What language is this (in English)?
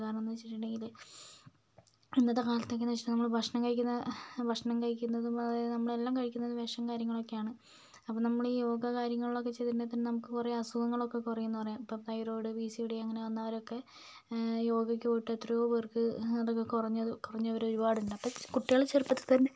Malayalam